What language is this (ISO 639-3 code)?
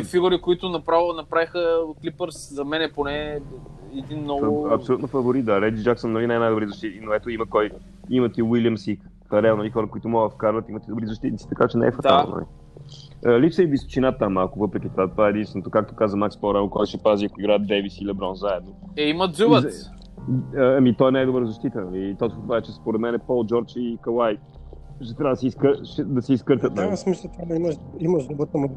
bul